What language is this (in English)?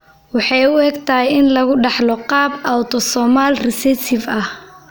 Somali